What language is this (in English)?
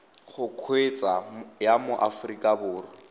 Tswana